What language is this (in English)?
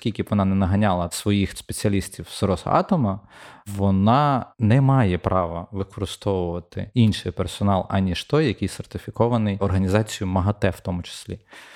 Ukrainian